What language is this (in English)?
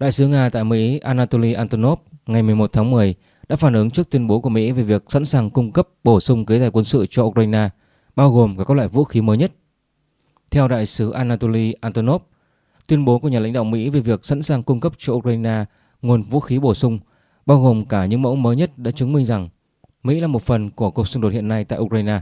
Vietnamese